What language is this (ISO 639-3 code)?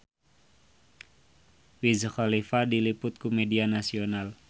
sun